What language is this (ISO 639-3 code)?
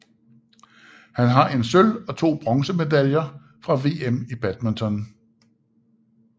dan